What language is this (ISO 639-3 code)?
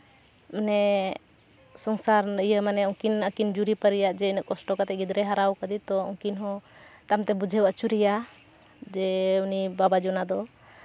sat